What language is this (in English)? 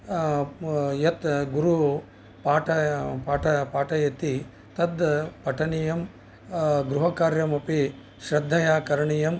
Sanskrit